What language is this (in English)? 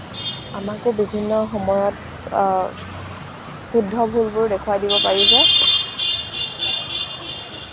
Assamese